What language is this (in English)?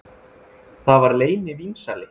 Icelandic